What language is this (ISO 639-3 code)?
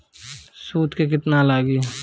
bho